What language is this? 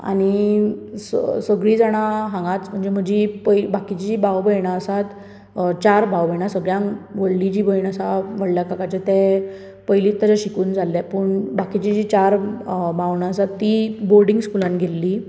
Konkani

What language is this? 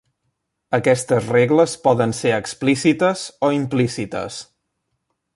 Catalan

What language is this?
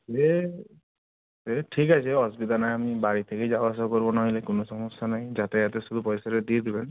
Bangla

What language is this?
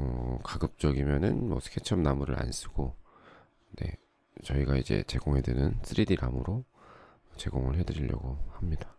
Korean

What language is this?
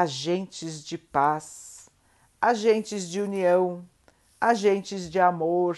Portuguese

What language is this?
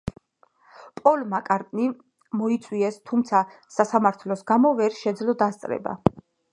Georgian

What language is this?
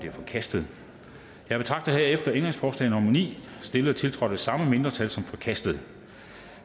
Danish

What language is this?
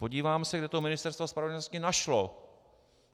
Czech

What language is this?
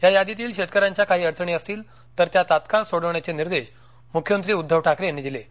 Marathi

